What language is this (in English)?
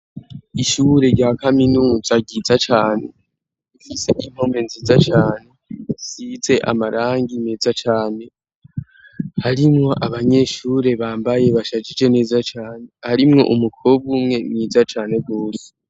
Rundi